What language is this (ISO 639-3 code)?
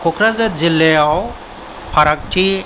brx